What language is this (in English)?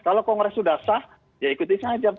Indonesian